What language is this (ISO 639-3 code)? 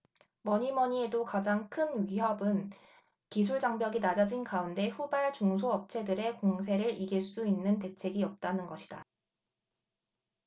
kor